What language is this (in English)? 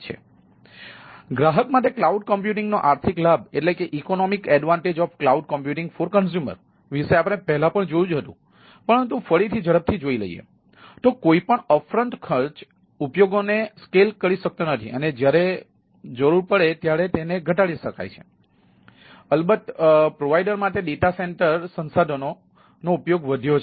Gujarati